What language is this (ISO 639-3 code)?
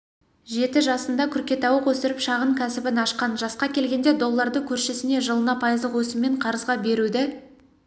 kaz